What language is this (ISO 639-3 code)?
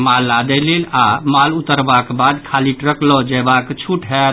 mai